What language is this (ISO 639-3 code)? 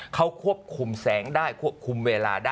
tha